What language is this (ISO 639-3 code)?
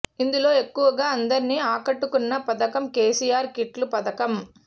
tel